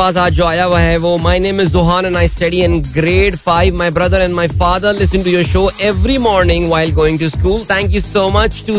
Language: Hindi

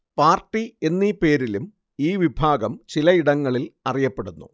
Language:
Malayalam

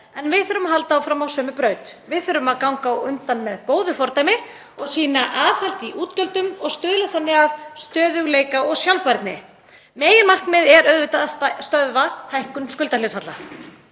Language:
Icelandic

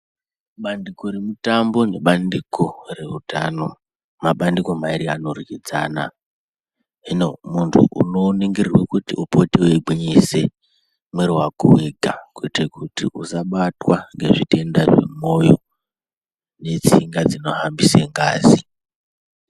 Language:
Ndau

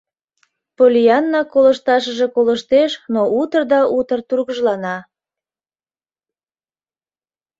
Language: Mari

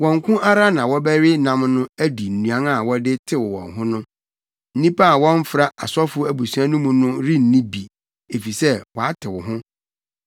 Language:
Akan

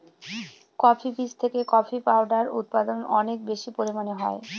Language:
Bangla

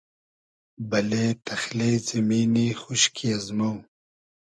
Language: Hazaragi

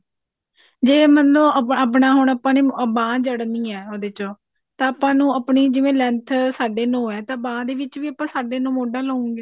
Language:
Punjabi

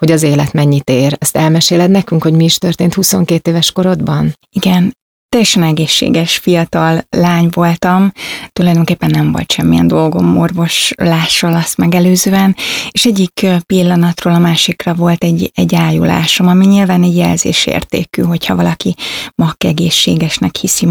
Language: Hungarian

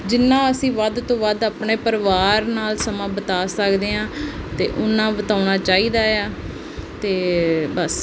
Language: Punjabi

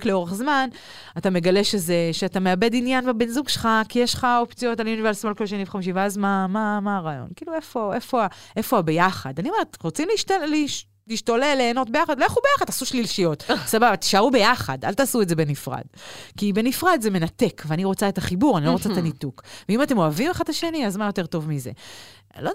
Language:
Hebrew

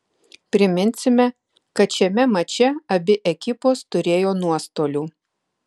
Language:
Lithuanian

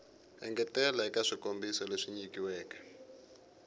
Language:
Tsonga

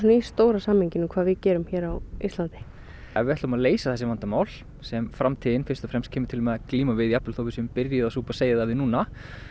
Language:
Icelandic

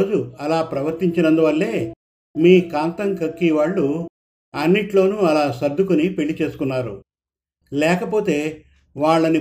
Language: Telugu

